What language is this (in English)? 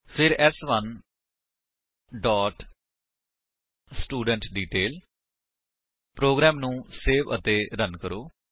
Punjabi